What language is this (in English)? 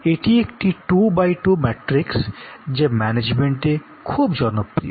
Bangla